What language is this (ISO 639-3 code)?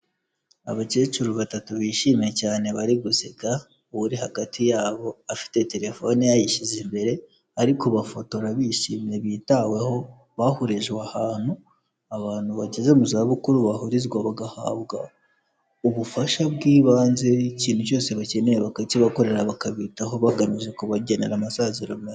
kin